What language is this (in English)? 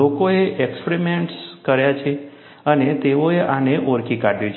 Gujarati